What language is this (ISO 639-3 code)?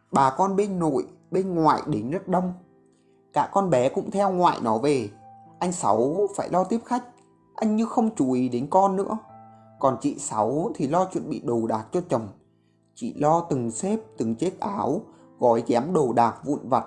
vie